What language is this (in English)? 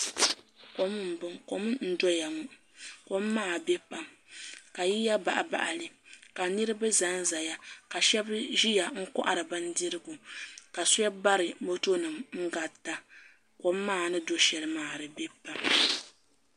Dagbani